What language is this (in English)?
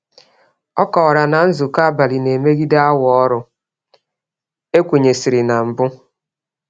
Igbo